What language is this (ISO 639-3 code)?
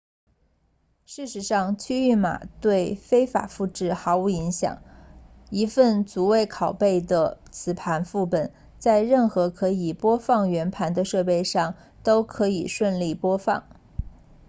zho